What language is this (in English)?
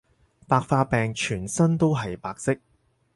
Cantonese